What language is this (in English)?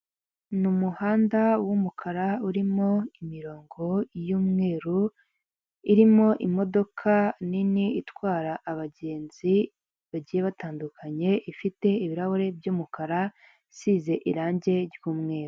Kinyarwanda